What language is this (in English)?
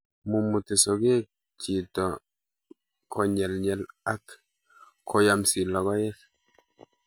Kalenjin